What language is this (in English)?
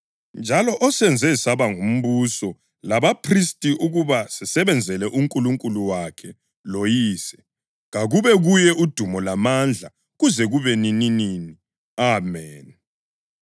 North Ndebele